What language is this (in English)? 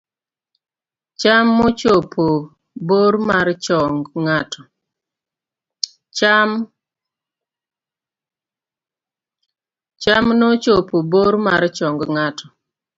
Luo (Kenya and Tanzania)